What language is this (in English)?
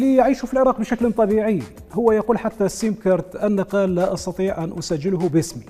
Arabic